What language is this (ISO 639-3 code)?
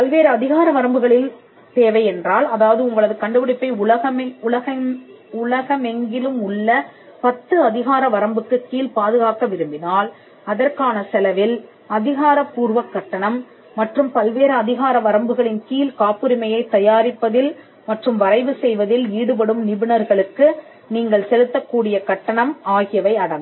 tam